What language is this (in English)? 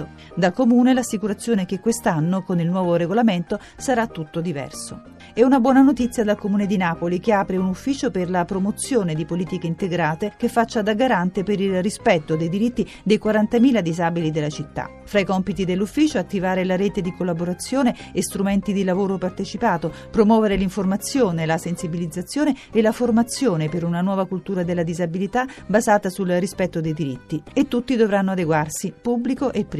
Italian